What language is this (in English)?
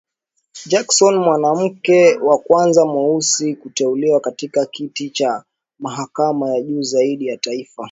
Swahili